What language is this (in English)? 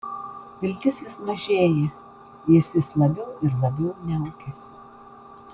Lithuanian